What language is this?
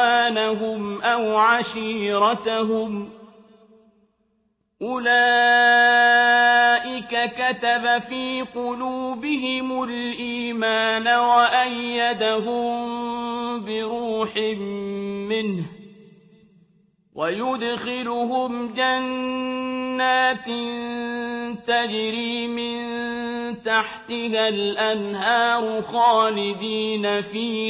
Arabic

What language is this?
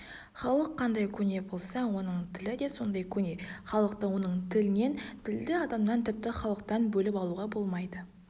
Kazakh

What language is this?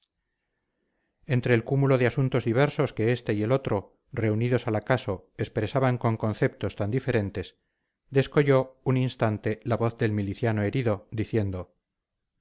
Spanish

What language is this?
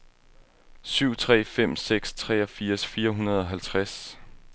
Danish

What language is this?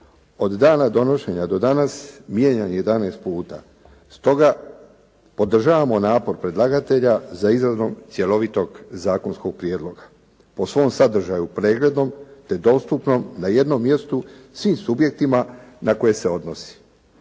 Croatian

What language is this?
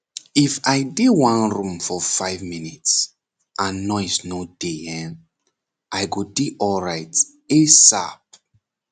Nigerian Pidgin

